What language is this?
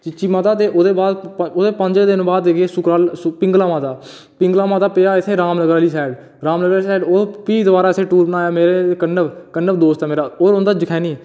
Dogri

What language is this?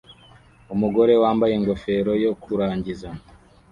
Kinyarwanda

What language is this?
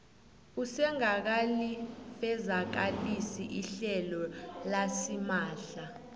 South Ndebele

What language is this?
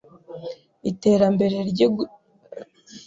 Kinyarwanda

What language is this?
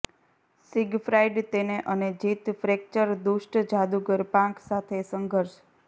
Gujarati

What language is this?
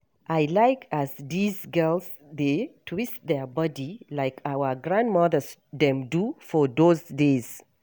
Nigerian Pidgin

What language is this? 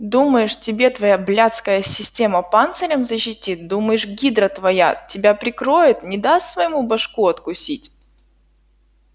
Russian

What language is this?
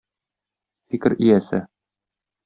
Tatar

